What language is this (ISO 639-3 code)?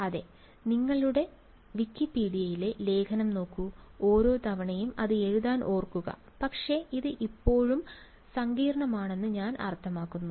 mal